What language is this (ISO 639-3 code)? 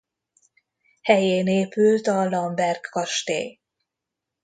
hun